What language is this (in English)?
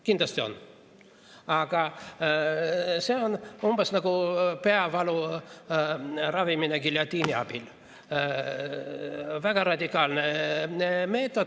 Estonian